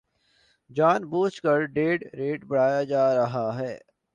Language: Urdu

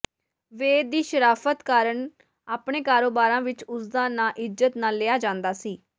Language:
Punjabi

